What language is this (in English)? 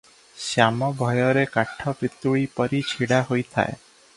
Odia